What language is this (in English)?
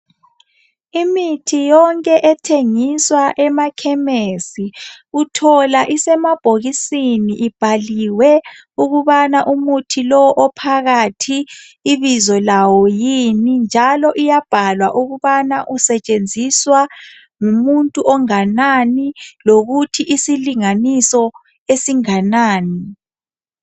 North Ndebele